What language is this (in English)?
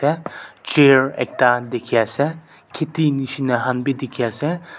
Naga Pidgin